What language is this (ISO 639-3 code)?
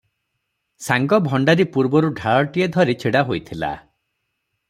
ori